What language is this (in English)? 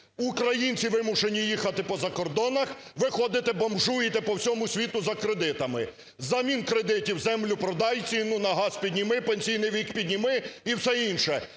Ukrainian